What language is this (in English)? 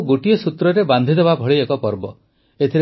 Odia